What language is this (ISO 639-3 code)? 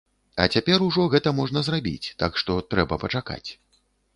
bel